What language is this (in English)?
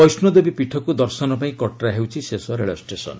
Odia